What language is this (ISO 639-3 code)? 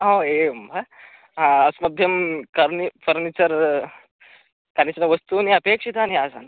san